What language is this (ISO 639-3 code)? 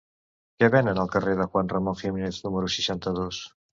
cat